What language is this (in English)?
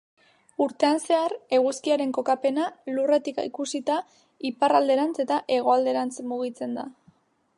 Basque